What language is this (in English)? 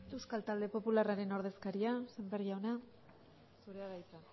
Basque